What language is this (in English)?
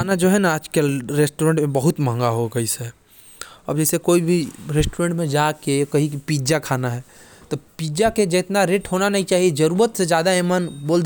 Korwa